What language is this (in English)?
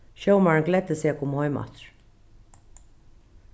Faroese